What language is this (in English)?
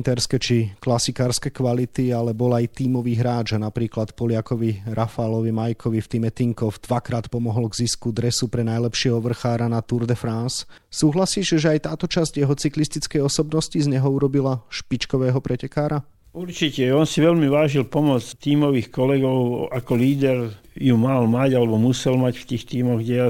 Slovak